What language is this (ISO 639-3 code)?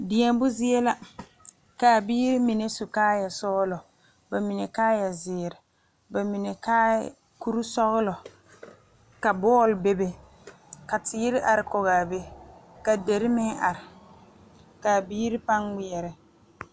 dga